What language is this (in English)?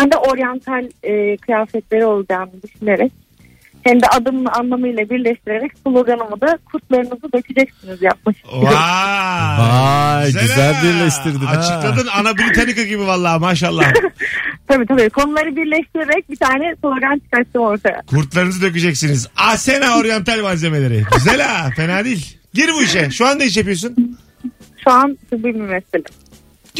Turkish